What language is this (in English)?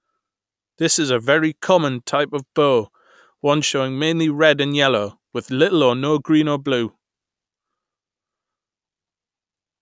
English